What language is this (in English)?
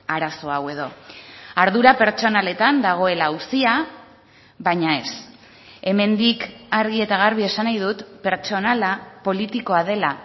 Basque